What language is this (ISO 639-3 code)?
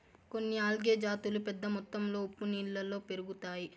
tel